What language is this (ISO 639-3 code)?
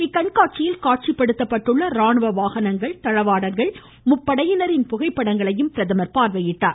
tam